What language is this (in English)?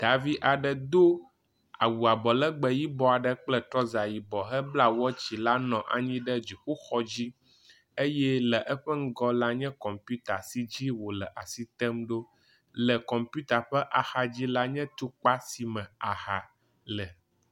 Ewe